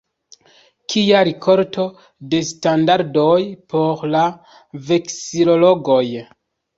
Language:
Esperanto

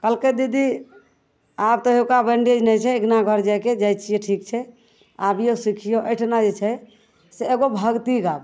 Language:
Maithili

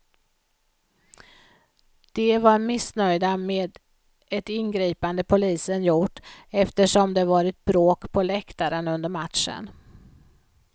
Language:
Swedish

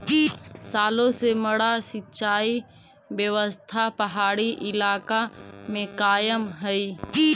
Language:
Magahi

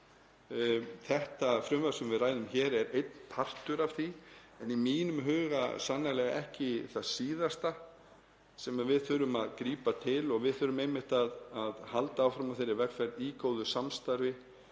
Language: Icelandic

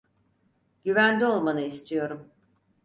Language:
Turkish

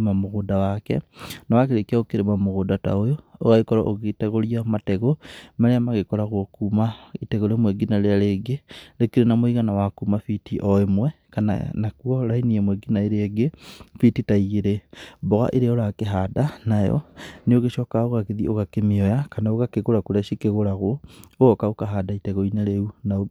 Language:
Kikuyu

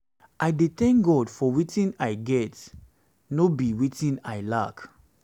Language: Nigerian Pidgin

